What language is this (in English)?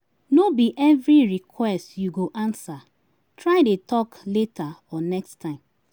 Nigerian Pidgin